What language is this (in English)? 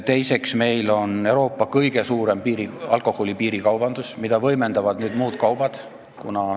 Estonian